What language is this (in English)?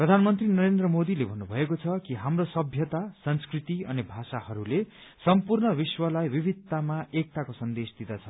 Nepali